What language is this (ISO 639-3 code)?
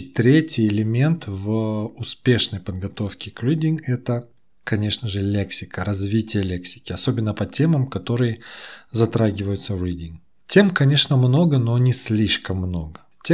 rus